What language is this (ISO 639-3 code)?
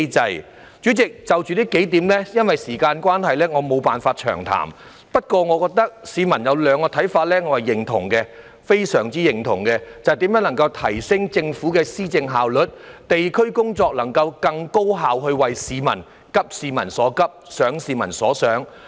yue